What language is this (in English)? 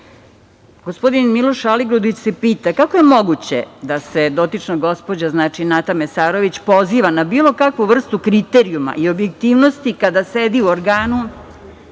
Serbian